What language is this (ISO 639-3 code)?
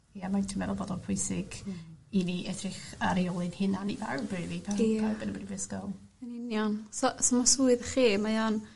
cym